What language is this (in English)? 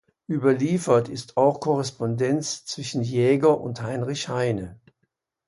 German